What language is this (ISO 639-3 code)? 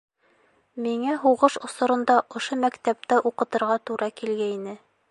bak